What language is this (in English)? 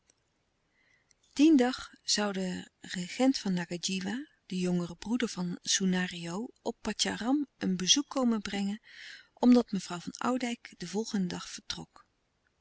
Dutch